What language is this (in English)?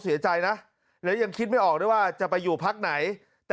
Thai